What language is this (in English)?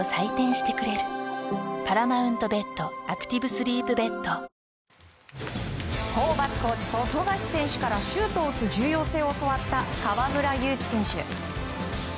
Japanese